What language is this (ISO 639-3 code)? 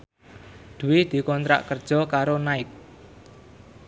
jav